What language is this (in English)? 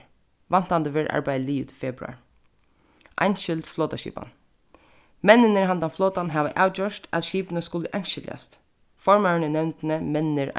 Faroese